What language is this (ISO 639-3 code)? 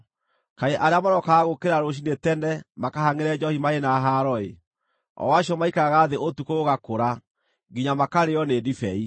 kik